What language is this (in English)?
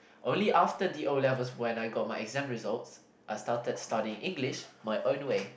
English